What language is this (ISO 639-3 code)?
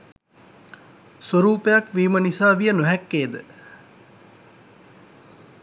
sin